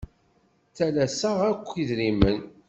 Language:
Kabyle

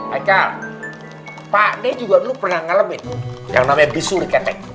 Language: Indonesian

